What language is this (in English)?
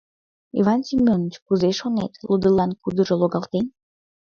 Mari